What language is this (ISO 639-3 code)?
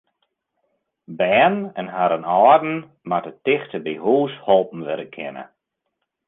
fry